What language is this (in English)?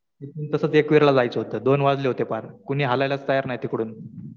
Marathi